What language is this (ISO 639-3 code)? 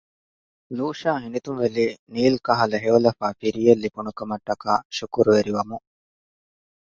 div